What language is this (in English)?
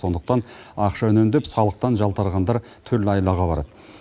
Kazakh